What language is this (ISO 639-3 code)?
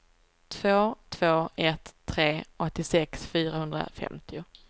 swe